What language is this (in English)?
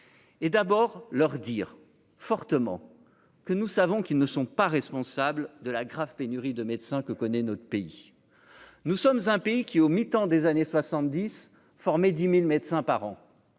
French